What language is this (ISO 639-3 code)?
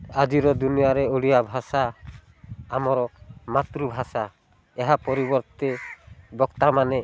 ori